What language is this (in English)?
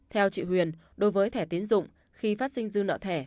Vietnamese